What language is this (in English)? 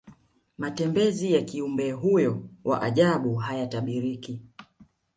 Swahili